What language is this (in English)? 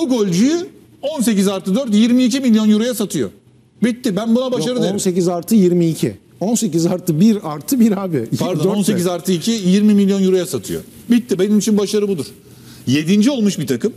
Turkish